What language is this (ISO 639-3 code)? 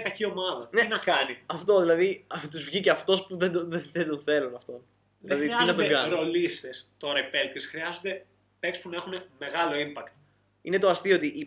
ell